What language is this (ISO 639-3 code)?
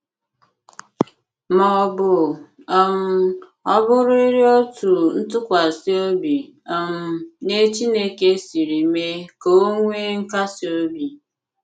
ibo